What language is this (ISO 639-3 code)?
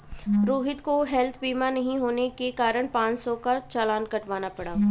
hin